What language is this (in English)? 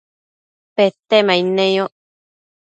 Matsés